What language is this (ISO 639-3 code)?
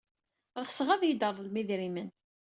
kab